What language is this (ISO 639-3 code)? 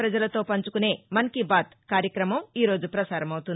tel